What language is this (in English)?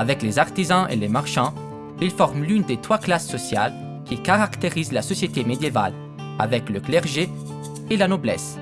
French